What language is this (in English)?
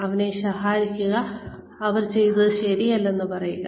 Malayalam